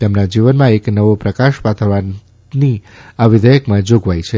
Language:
Gujarati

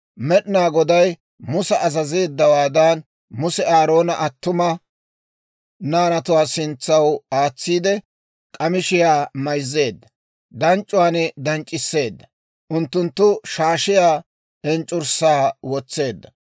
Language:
Dawro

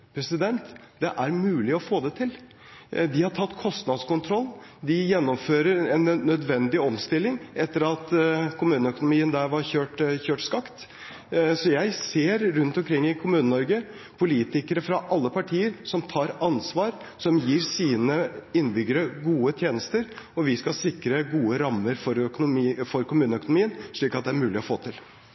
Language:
Norwegian Bokmål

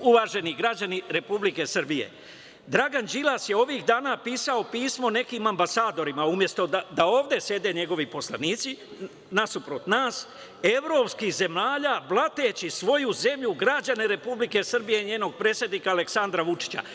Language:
Serbian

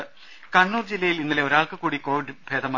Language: Malayalam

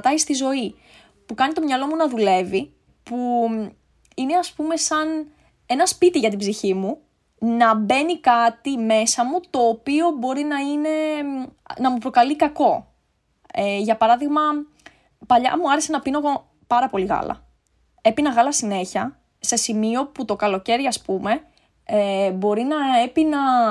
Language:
Greek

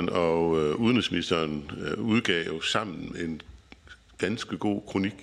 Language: Danish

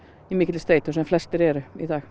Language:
Icelandic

